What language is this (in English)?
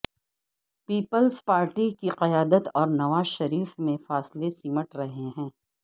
Urdu